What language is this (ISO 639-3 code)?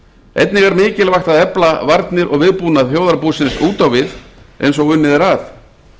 isl